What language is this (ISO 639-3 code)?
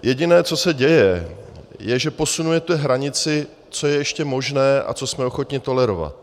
ces